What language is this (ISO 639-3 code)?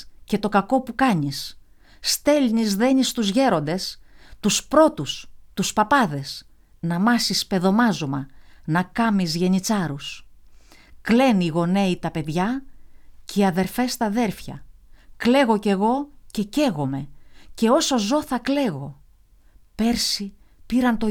ell